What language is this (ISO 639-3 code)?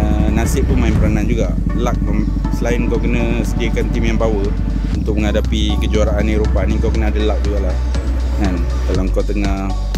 msa